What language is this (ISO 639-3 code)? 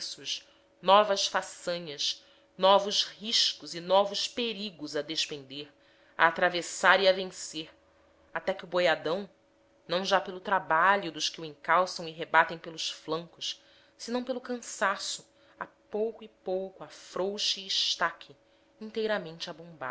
por